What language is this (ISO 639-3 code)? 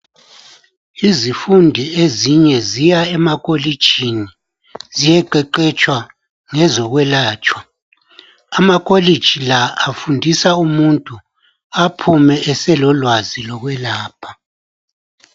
nde